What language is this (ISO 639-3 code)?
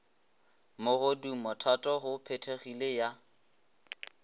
nso